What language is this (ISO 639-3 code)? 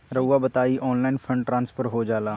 mag